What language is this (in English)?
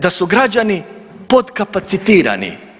Croatian